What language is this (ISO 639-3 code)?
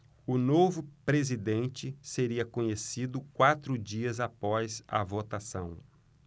por